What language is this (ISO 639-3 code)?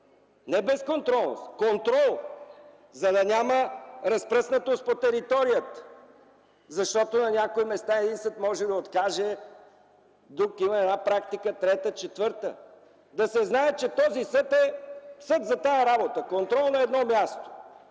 bul